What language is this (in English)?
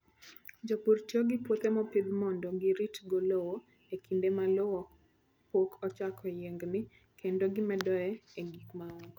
Luo (Kenya and Tanzania)